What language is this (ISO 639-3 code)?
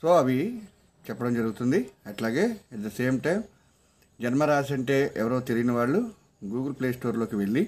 tel